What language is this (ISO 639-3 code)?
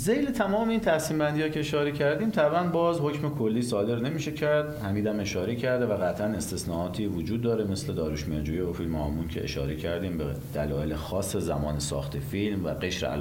fas